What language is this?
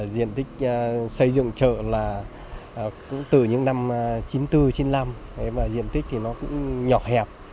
Vietnamese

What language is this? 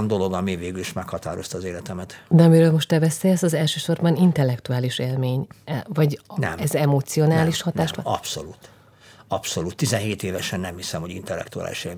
Hungarian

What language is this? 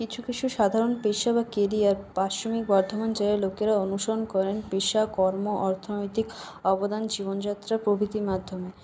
Bangla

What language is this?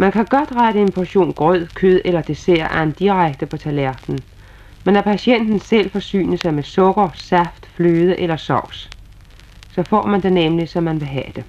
Danish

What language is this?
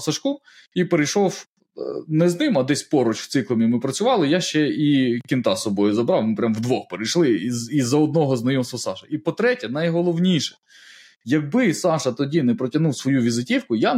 Ukrainian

